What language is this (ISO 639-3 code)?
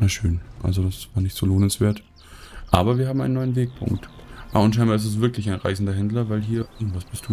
deu